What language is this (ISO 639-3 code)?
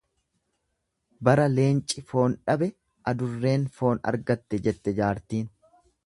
orm